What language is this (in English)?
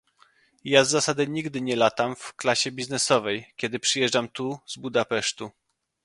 Polish